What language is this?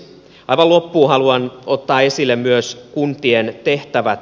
Finnish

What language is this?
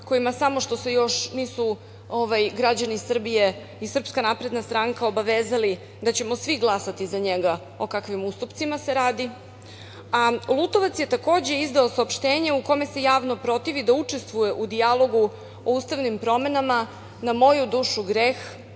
Serbian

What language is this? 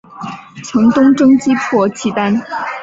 Chinese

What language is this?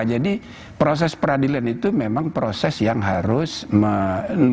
Indonesian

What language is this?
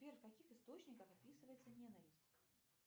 Russian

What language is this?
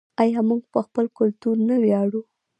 Pashto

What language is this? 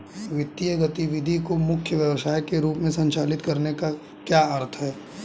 Hindi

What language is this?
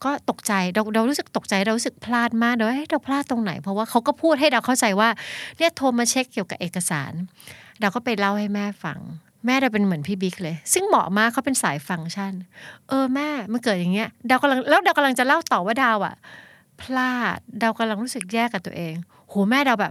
Thai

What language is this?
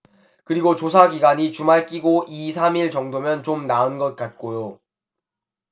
Korean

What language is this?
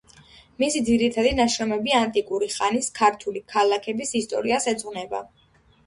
Georgian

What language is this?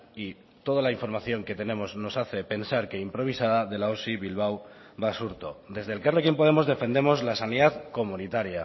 Spanish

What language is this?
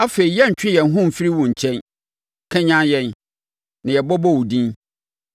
Akan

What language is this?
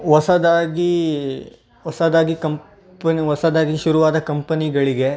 Kannada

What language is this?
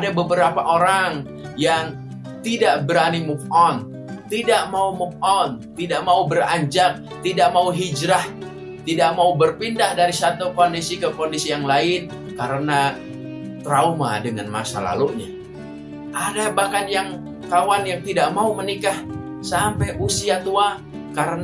Indonesian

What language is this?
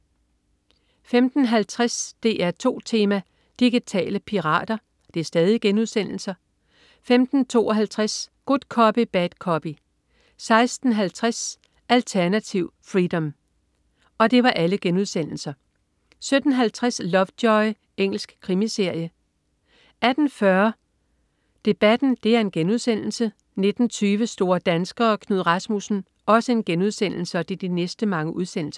Danish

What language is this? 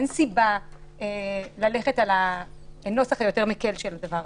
Hebrew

